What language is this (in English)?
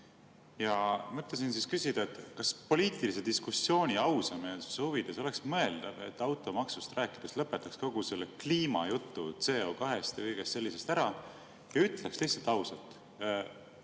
Estonian